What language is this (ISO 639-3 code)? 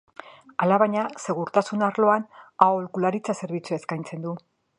eus